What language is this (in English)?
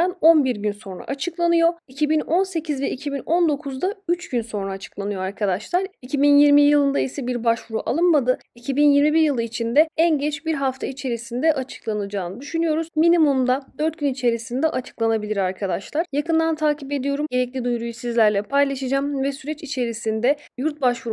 Turkish